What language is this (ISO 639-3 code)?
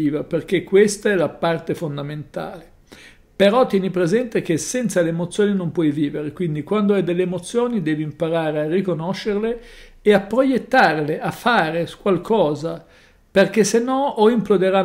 ita